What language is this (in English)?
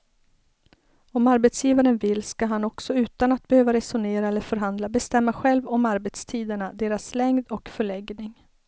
Swedish